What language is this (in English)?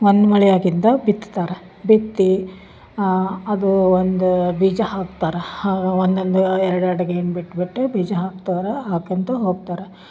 Kannada